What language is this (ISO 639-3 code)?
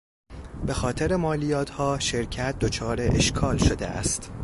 fas